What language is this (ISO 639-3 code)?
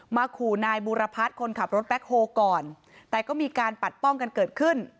tha